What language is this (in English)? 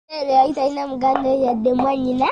Ganda